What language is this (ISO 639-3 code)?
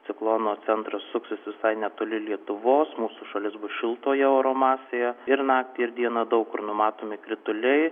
lit